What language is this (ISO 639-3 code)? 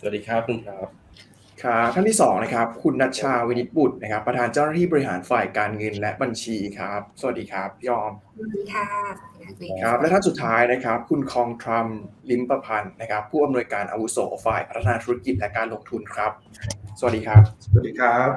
tha